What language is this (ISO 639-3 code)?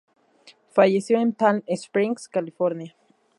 spa